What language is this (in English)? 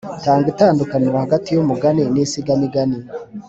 Kinyarwanda